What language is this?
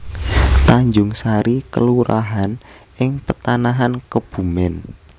Javanese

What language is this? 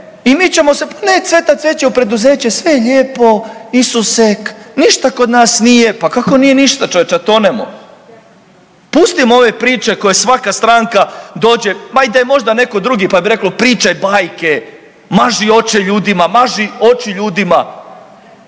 Croatian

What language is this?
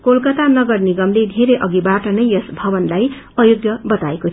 Nepali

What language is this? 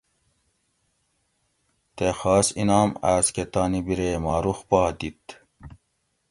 Gawri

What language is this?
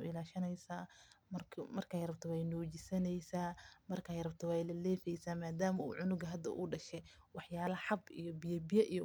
Somali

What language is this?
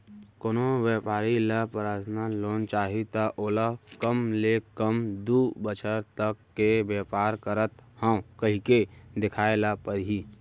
Chhattisgarhi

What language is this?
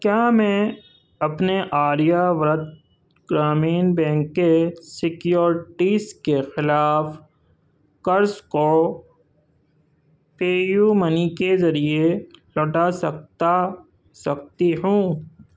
Urdu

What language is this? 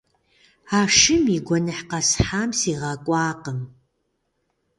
Kabardian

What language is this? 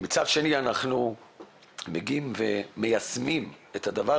Hebrew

